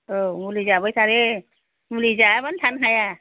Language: Bodo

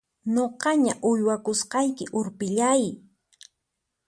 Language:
Puno Quechua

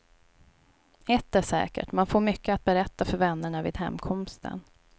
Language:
Swedish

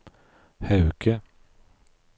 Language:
Norwegian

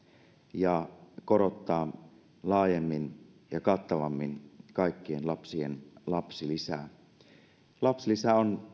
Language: Finnish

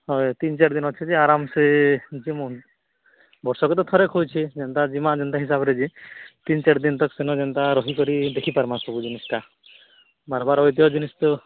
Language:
Odia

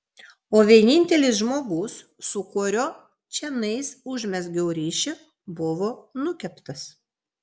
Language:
Lithuanian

